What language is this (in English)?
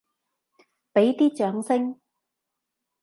Cantonese